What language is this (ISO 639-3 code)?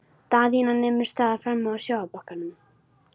isl